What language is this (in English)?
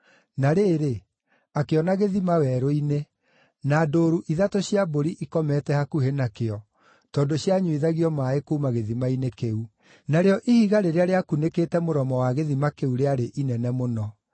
Kikuyu